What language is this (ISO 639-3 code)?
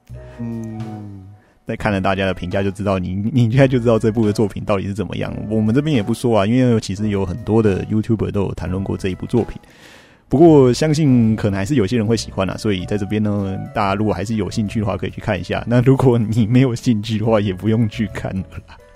zho